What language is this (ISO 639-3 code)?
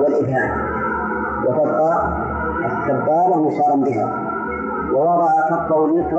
ara